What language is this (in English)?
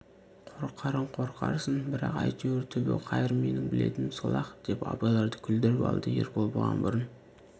Kazakh